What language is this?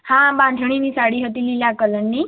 Gujarati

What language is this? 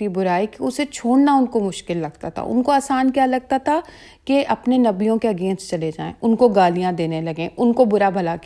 Urdu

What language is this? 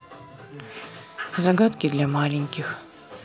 Russian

